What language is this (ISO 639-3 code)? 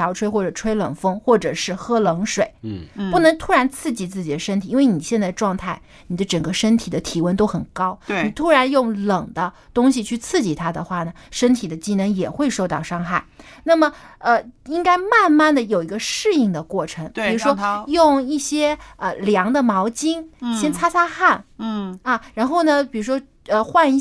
zho